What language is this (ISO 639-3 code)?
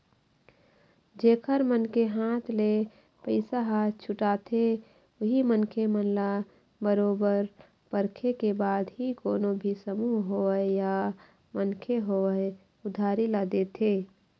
hne